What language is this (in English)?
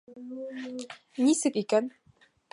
Bashkir